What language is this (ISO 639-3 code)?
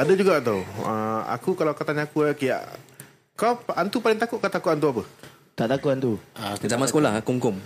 msa